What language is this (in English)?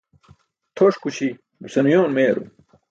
Burushaski